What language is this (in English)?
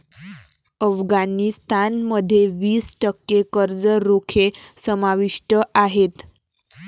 Marathi